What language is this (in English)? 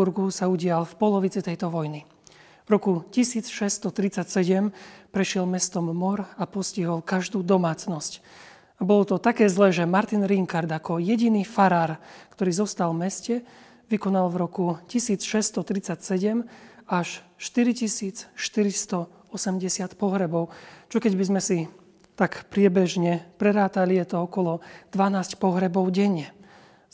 Slovak